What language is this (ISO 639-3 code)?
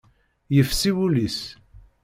kab